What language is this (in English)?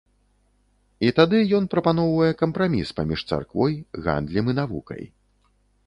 Belarusian